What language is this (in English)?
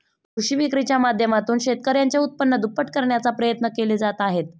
Marathi